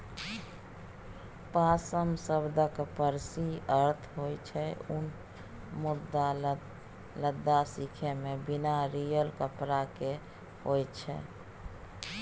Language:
Maithili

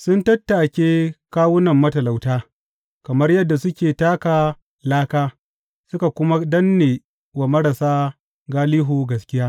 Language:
Hausa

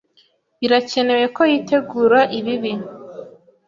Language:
Kinyarwanda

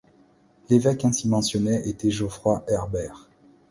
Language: French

